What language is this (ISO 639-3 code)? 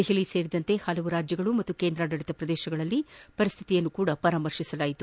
kan